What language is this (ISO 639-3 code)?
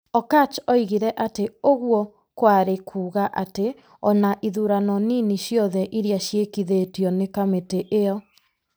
kik